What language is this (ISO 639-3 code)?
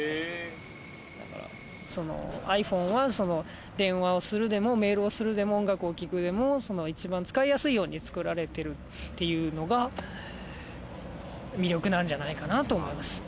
jpn